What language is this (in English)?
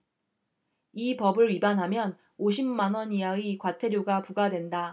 Korean